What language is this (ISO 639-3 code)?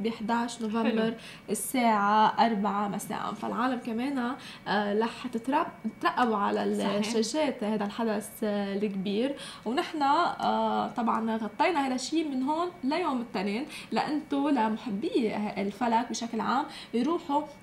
ara